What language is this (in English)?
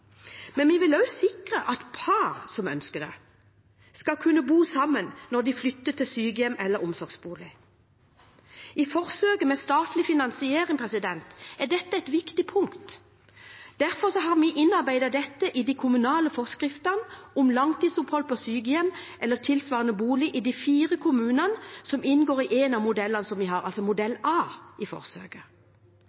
Norwegian Bokmål